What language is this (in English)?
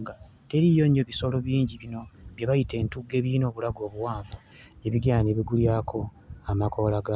Ganda